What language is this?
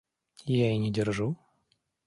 Russian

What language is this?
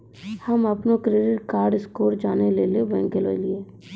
Maithili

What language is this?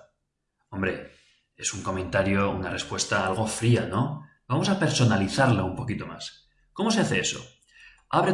Spanish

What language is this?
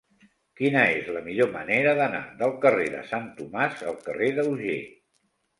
Catalan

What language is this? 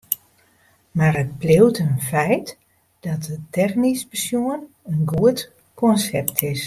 Western Frisian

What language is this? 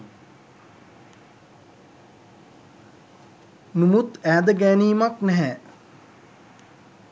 Sinhala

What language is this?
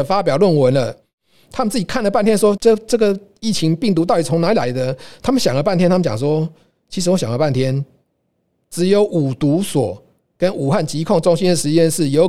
Chinese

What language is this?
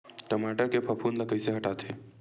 Chhattisgarhi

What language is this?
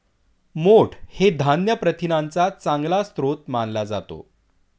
Marathi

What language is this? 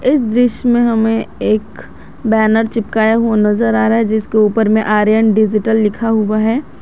Hindi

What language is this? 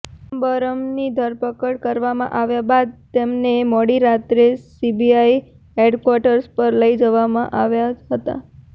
Gujarati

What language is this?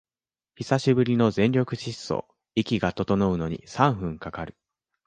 Japanese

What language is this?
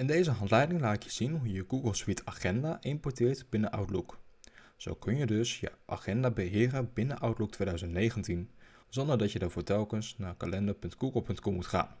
Dutch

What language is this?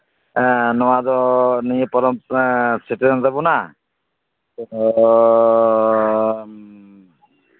Santali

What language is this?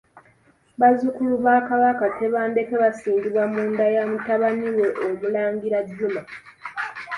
Ganda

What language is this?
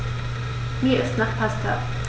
German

